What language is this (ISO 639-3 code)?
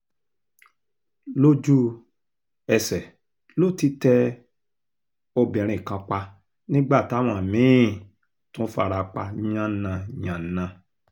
yor